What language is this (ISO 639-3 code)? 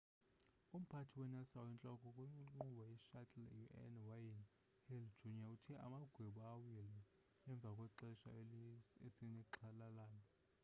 xho